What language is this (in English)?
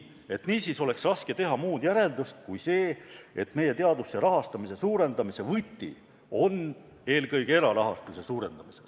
Estonian